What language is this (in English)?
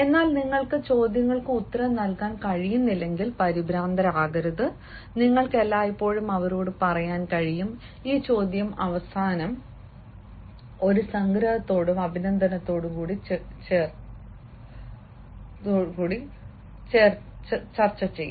Malayalam